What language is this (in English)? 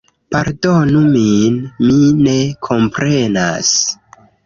Esperanto